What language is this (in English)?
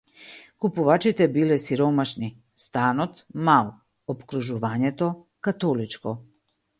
Macedonian